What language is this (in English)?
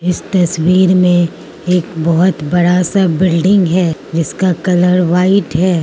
Hindi